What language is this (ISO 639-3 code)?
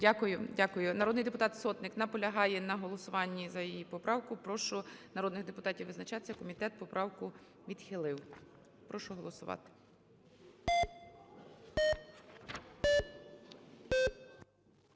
ukr